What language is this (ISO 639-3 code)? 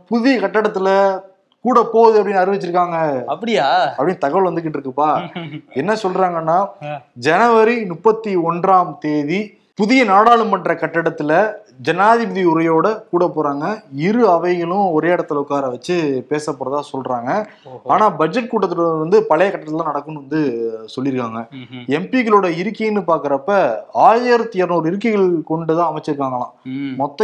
tam